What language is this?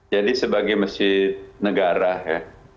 Indonesian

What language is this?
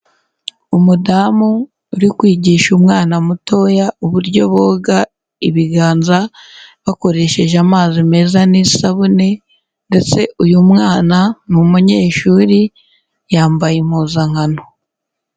Kinyarwanda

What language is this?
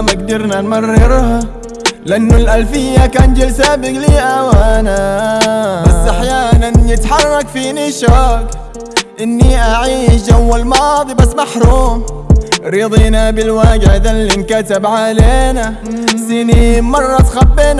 Arabic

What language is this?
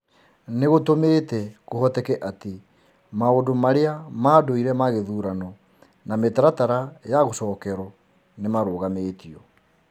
Kikuyu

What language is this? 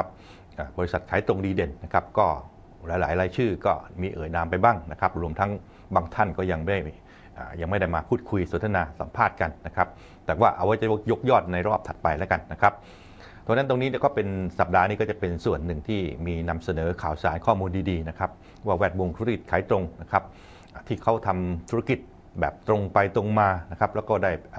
Thai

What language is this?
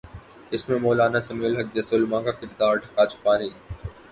Urdu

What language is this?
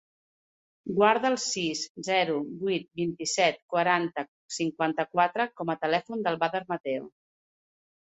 Catalan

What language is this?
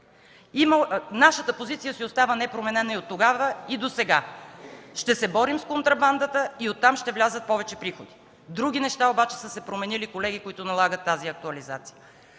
Bulgarian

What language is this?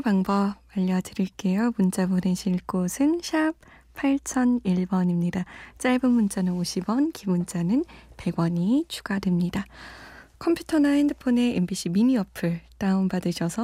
Korean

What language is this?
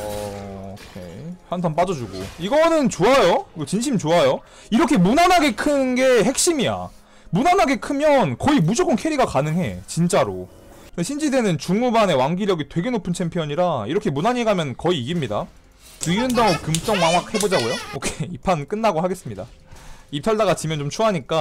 Korean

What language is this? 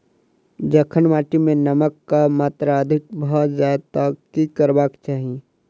Maithili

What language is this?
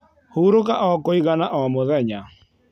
Kikuyu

